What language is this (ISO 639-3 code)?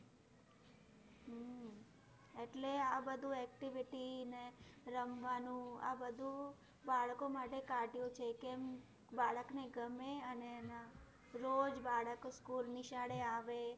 guj